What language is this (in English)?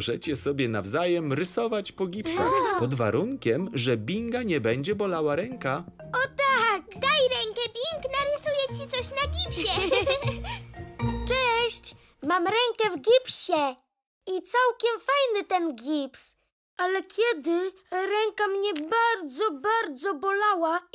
Polish